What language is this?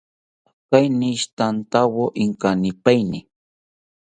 South Ucayali Ashéninka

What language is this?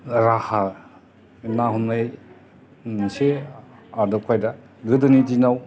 Bodo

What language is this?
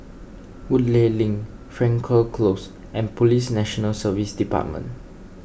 English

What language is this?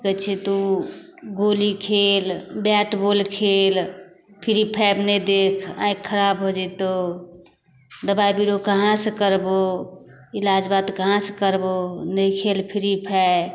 Maithili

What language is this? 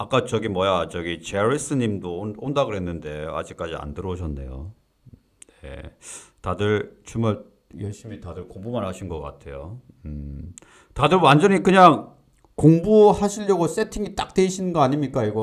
Korean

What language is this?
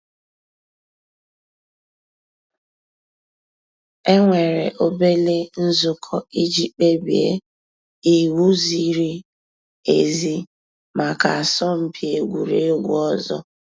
Igbo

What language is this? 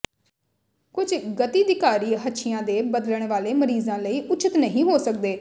Punjabi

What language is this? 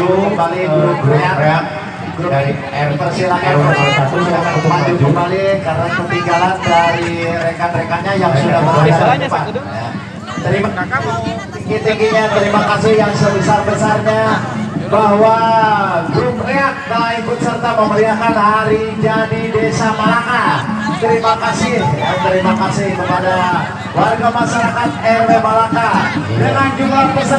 Indonesian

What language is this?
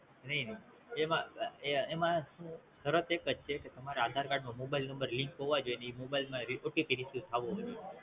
Gujarati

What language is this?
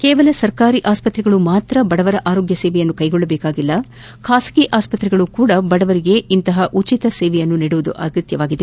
Kannada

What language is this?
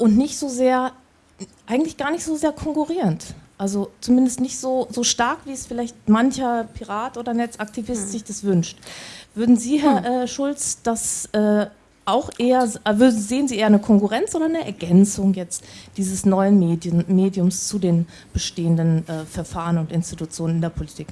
German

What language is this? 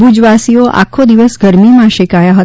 Gujarati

